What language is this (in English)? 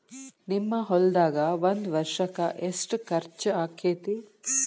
Kannada